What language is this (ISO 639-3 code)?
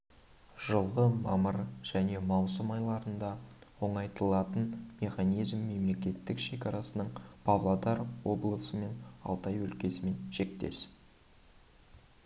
kaz